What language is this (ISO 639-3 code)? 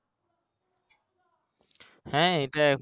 ben